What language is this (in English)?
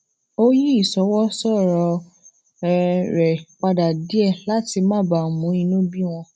Yoruba